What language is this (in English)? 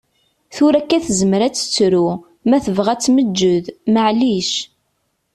Kabyle